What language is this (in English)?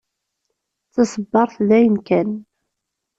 Kabyle